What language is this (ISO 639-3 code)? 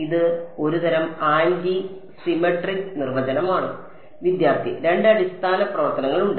mal